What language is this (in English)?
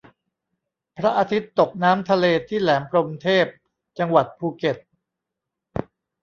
Thai